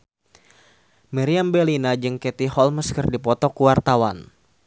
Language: Sundanese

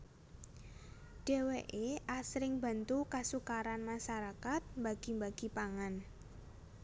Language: Javanese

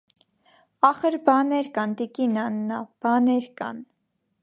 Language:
Armenian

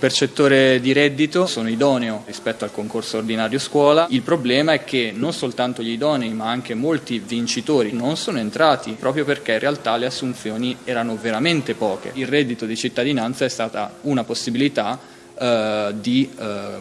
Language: Italian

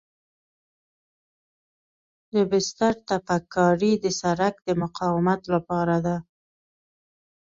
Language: Pashto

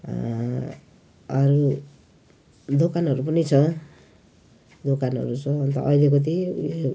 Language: Nepali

